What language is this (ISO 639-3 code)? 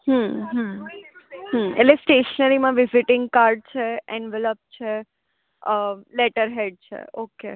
guj